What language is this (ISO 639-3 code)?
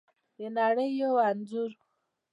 pus